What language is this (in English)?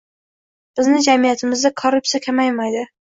Uzbek